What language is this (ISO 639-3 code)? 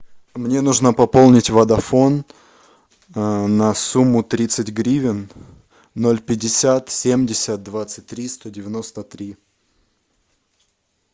rus